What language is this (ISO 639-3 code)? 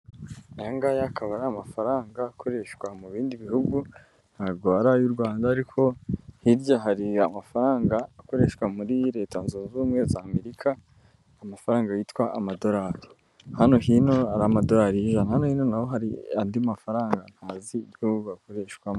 kin